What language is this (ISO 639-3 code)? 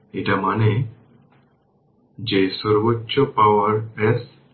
ben